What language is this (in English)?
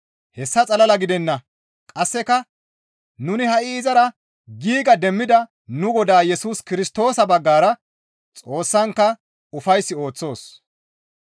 Gamo